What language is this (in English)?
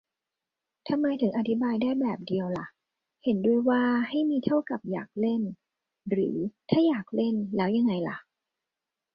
Thai